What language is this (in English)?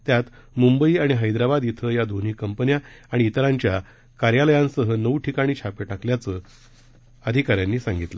Marathi